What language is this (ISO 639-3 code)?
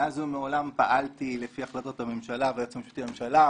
heb